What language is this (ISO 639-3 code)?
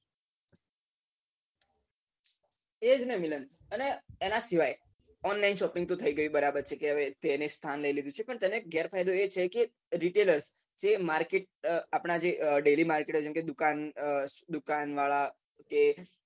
guj